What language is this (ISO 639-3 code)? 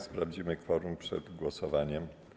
pol